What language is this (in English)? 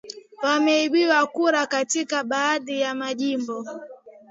Swahili